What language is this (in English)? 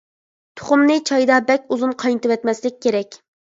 Uyghur